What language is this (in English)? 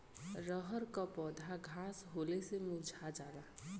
Bhojpuri